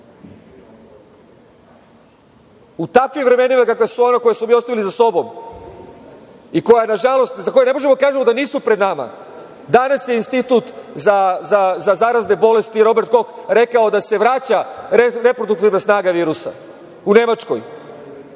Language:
Serbian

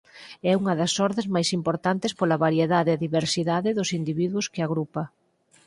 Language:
Galician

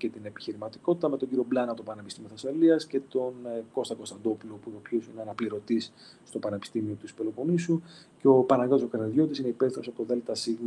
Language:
Greek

